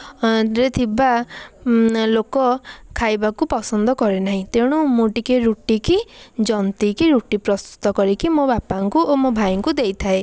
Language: Odia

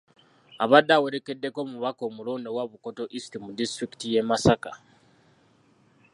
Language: Ganda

